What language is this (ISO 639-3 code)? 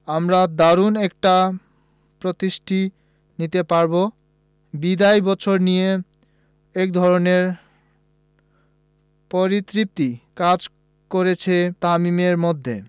ben